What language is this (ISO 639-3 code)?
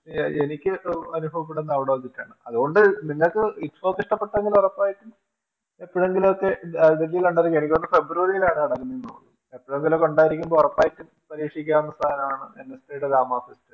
mal